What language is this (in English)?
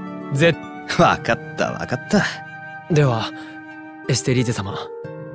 Japanese